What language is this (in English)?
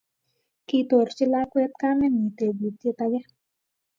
Kalenjin